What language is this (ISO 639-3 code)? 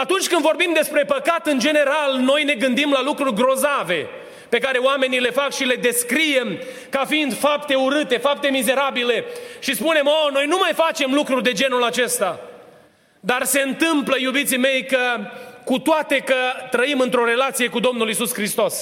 ron